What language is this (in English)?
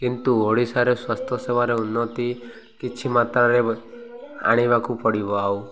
Odia